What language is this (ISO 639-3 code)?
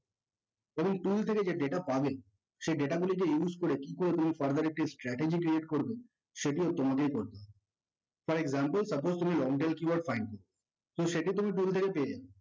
ben